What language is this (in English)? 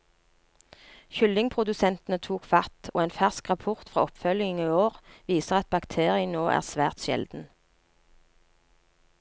Norwegian